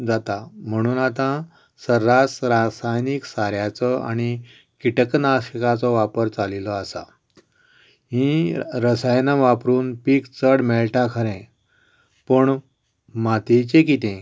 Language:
Konkani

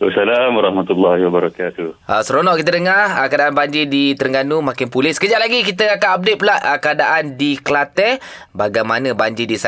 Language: Malay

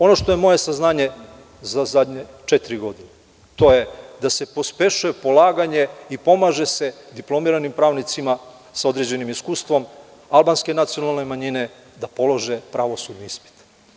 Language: Serbian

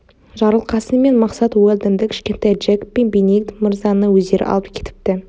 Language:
Kazakh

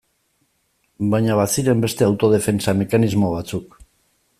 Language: Basque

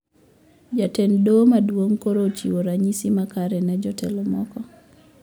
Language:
Luo (Kenya and Tanzania)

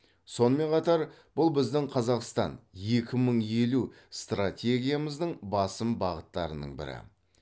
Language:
Kazakh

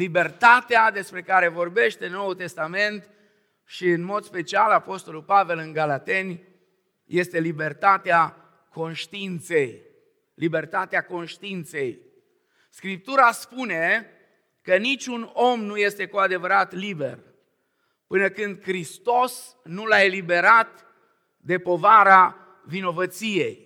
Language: Romanian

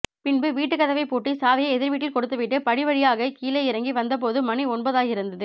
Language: Tamil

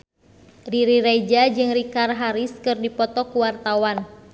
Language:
Sundanese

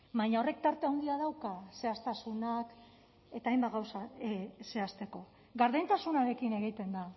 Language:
Basque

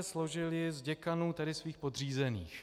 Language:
Czech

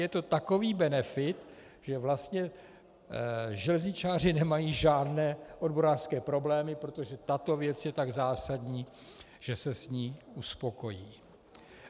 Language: Czech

